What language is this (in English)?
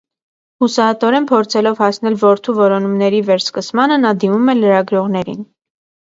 Armenian